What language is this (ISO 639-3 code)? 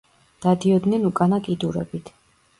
kat